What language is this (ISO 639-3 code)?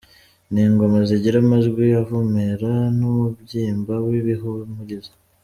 kin